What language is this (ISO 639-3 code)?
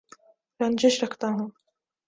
urd